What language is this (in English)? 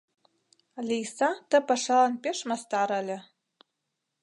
Mari